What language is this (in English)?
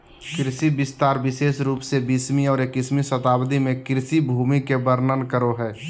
Magahi